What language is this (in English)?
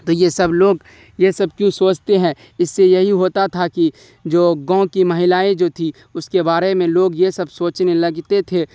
Urdu